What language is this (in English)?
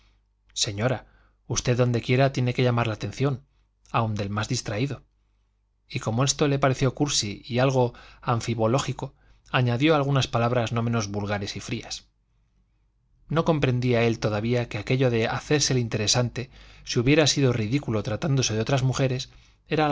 Spanish